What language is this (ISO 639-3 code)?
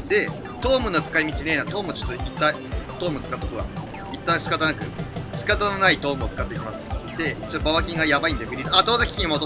jpn